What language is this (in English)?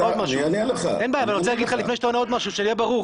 Hebrew